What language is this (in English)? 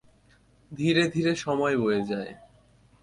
Bangla